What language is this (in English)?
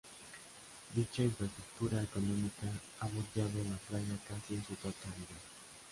Spanish